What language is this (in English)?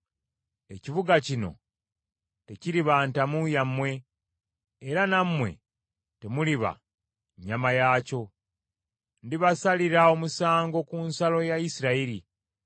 Ganda